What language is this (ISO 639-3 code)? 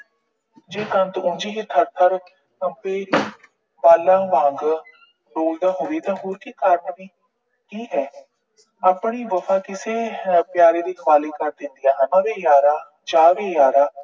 pan